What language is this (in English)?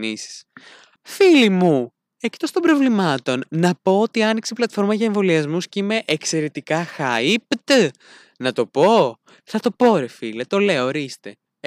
Greek